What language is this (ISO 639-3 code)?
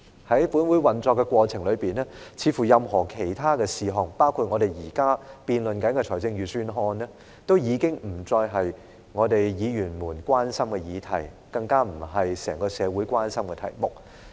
yue